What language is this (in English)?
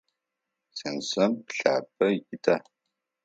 Adyghe